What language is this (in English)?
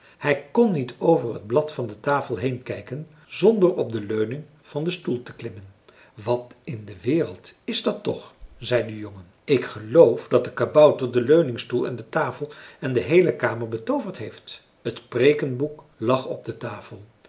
Dutch